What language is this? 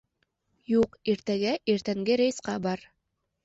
Bashkir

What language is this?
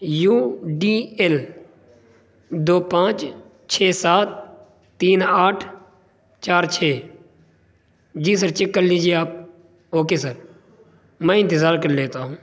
Urdu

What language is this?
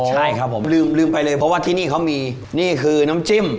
Thai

